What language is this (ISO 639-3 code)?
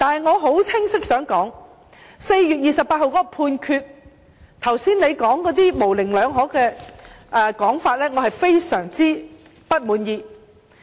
yue